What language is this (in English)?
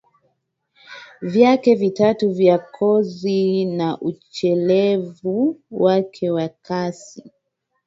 Swahili